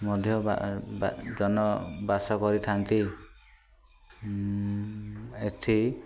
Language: Odia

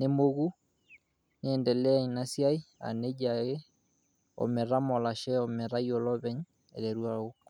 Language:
Masai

